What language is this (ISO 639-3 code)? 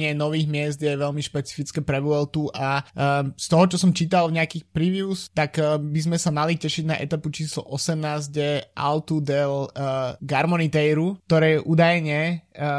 slk